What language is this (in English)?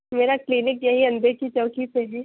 Urdu